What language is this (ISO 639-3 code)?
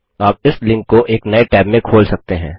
hin